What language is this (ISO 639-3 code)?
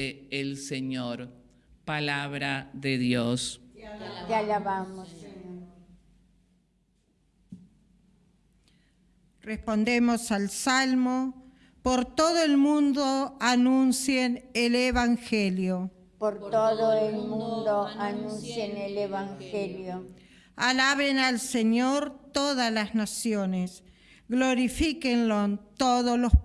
spa